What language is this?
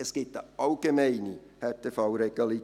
Swiss German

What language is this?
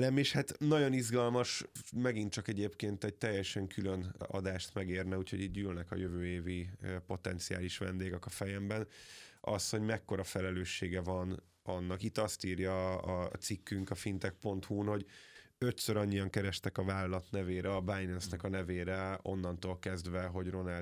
Hungarian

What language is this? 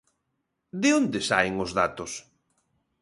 Galician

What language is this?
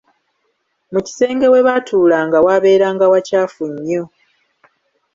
Ganda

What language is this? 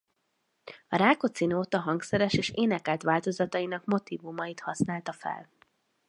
Hungarian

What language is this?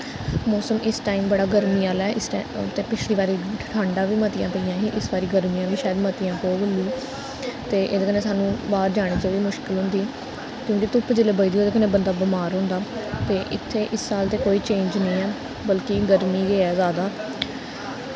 Dogri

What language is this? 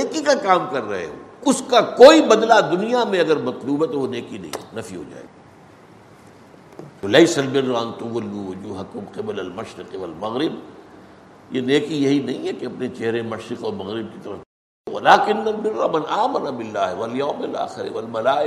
Urdu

